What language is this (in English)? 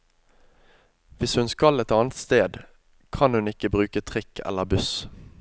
Norwegian